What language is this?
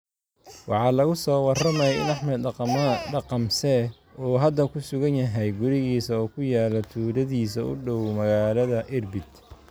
Somali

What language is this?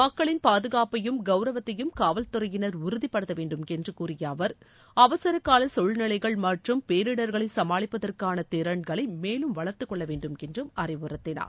Tamil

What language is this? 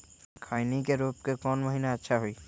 Magahi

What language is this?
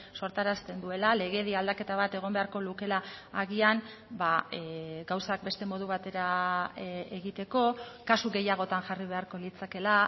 Basque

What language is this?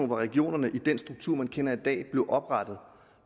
Danish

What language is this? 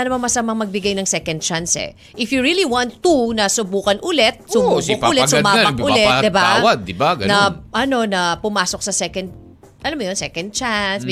Filipino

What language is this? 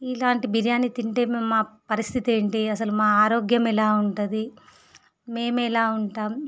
Telugu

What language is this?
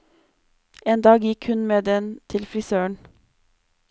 Norwegian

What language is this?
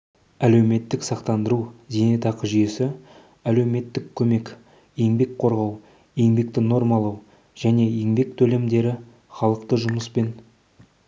Kazakh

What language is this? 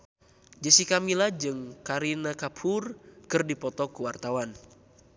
Sundanese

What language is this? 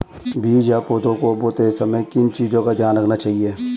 Hindi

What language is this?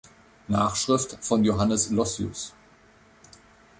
German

